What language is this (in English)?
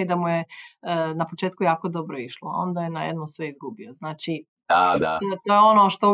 Croatian